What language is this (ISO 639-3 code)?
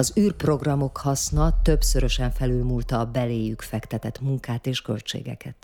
hun